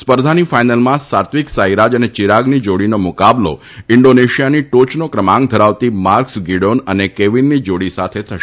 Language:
Gujarati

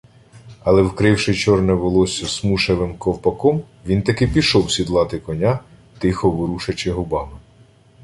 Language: Ukrainian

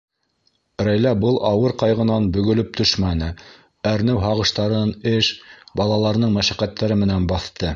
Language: Bashkir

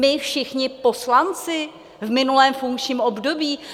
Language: Czech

